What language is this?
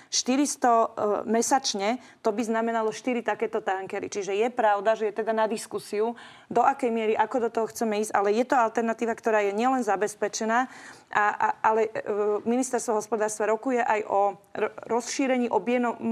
Slovak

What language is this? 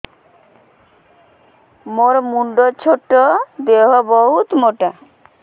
Odia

